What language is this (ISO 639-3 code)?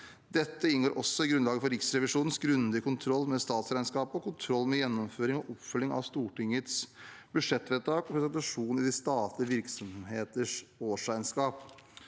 nor